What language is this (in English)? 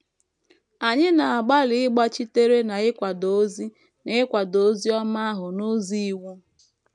Igbo